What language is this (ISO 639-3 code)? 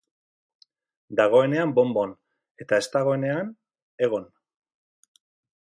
eus